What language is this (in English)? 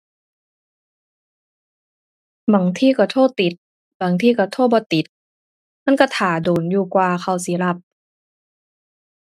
Thai